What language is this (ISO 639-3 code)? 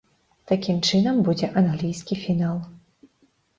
bel